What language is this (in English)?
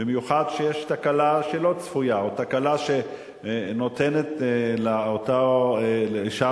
Hebrew